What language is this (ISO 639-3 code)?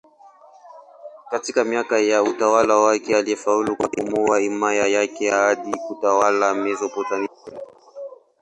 swa